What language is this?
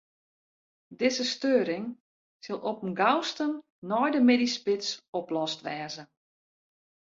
Western Frisian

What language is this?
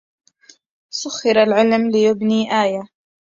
Arabic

